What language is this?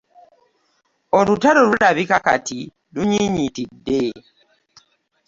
Ganda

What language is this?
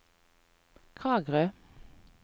Norwegian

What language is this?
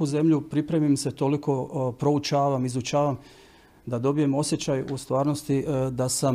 Croatian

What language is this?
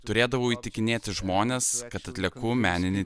Lithuanian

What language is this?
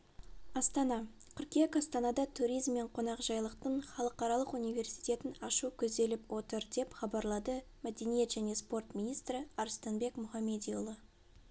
Kazakh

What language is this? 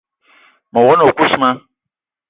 Eton (Cameroon)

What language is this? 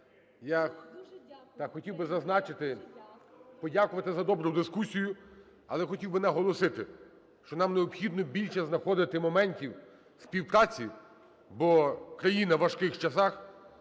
Ukrainian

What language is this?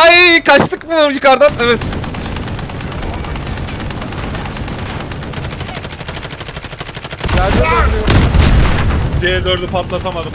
Turkish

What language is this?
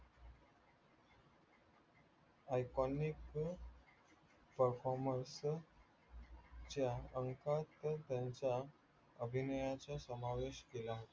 Marathi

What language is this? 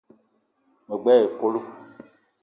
Eton (Cameroon)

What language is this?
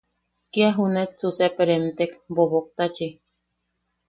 Yaqui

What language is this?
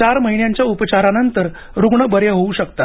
Marathi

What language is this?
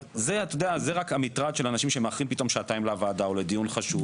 Hebrew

